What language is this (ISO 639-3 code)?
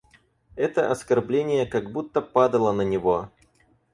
rus